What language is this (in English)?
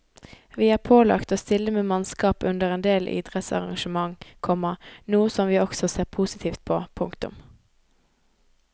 Norwegian